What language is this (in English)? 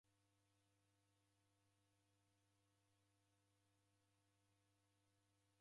Taita